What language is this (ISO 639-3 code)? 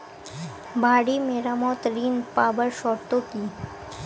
ben